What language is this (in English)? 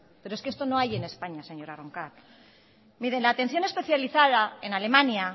Spanish